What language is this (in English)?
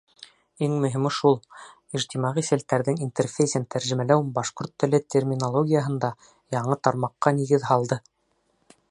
Bashkir